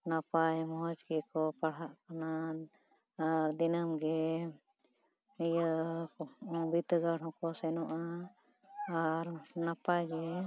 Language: Santali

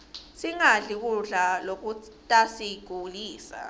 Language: Swati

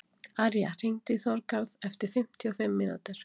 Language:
Icelandic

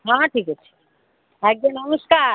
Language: Odia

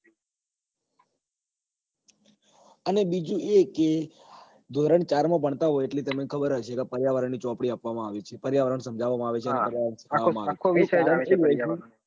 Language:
Gujarati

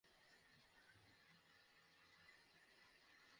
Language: Bangla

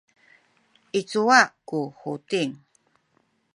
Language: Sakizaya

